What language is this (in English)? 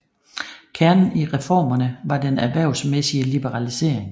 Danish